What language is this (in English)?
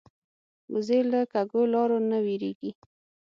Pashto